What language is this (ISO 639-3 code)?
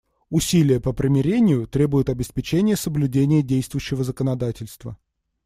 rus